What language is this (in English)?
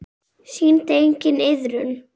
Icelandic